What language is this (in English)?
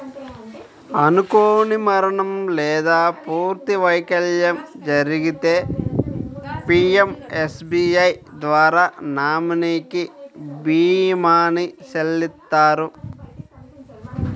Telugu